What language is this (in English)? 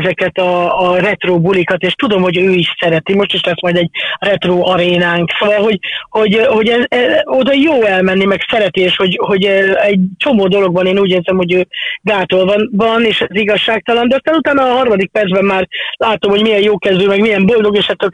Hungarian